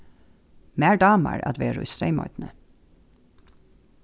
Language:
Faroese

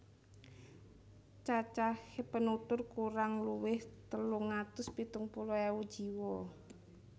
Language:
Javanese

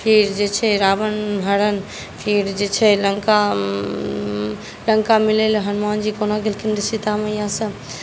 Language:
Maithili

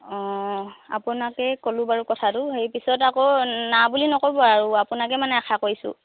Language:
Assamese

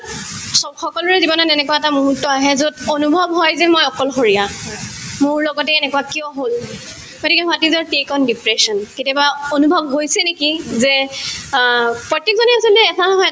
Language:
Assamese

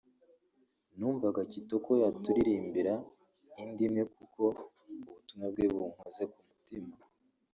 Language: Kinyarwanda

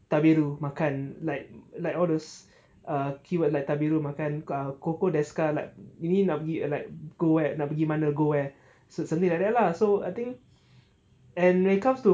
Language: English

